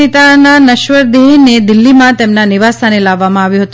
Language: Gujarati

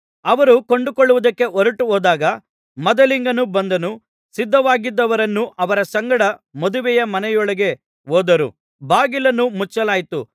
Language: Kannada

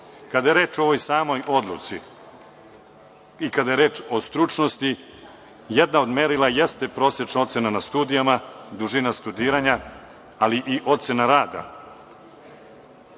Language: Serbian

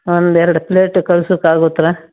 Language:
Kannada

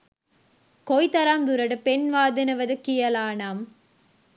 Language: Sinhala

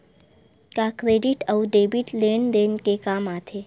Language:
Chhattisgarhi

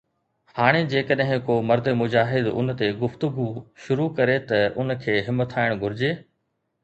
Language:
Sindhi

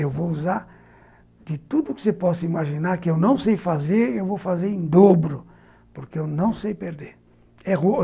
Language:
Portuguese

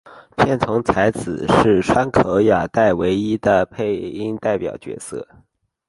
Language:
Chinese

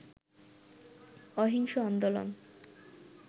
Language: Bangla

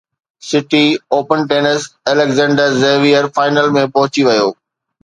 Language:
Sindhi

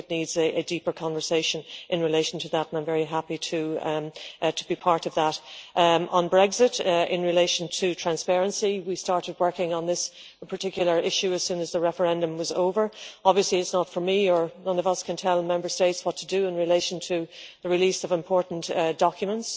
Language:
English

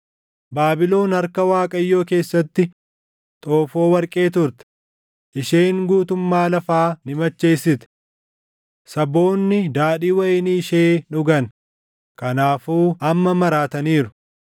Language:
Oromo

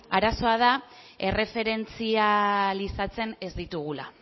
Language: Basque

